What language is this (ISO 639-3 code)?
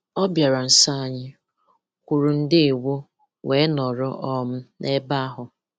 ibo